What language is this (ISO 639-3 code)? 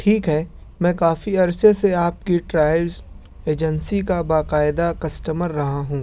urd